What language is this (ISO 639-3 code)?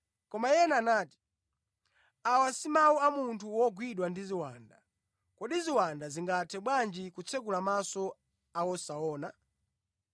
nya